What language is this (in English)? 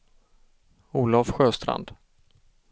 Swedish